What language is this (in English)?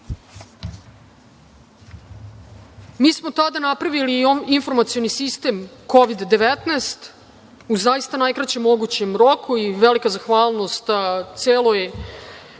Serbian